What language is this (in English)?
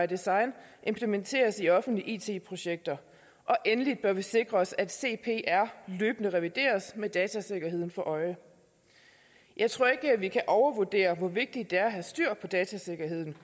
Danish